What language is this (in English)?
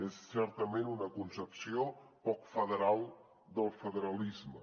Catalan